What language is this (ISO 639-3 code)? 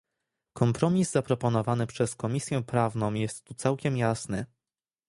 pol